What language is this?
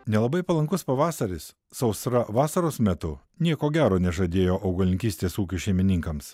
Lithuanian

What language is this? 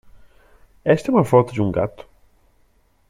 Portuguese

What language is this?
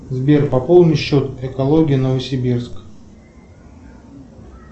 Russian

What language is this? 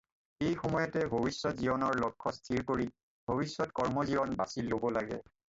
Assamese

